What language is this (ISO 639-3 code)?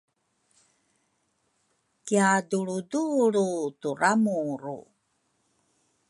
dru